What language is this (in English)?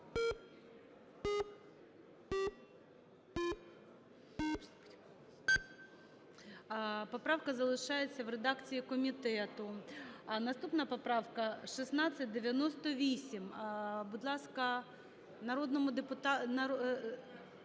Ukrainian